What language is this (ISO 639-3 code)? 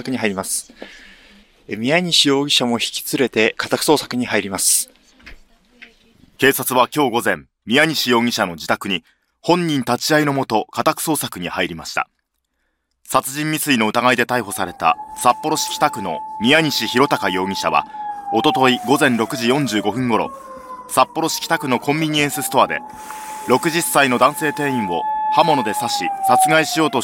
jpn